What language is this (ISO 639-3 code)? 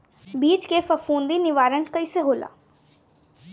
bho